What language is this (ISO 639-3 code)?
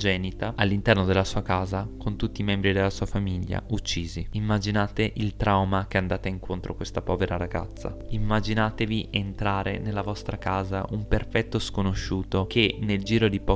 ita